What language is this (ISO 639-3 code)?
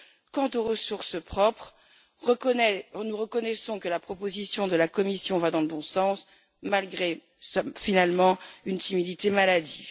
fra